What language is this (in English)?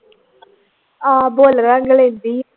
Punjabi